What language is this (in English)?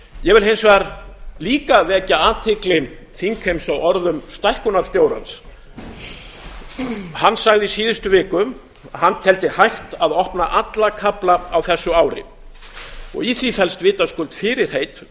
Icelandic